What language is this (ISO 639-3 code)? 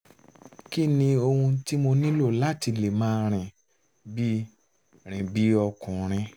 yor